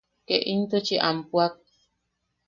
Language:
Yaqui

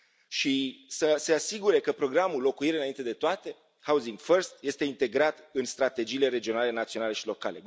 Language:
Romanian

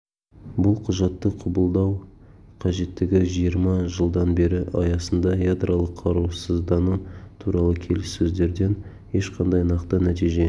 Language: Kazakh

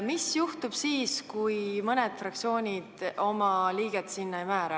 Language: Estonian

